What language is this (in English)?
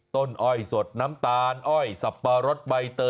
Thai